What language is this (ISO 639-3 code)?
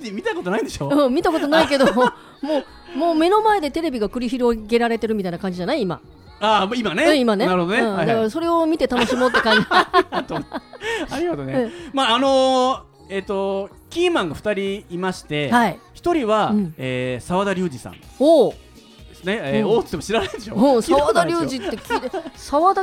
jpn